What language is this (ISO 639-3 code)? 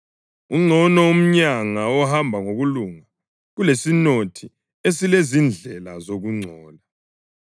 nde